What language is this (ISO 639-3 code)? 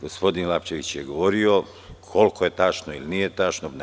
srp